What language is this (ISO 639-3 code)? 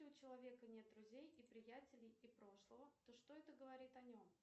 rus